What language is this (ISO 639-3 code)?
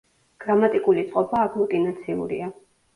kat